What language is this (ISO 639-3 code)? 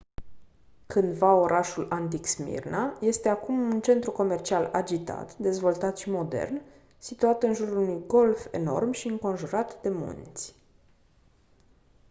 ron